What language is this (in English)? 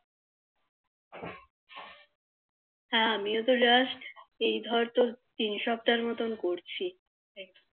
Bangla